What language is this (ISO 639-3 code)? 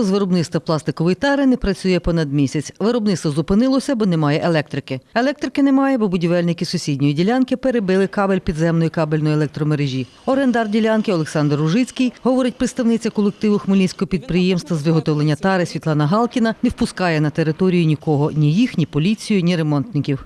ukr